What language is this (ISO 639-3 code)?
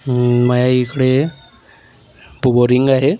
mar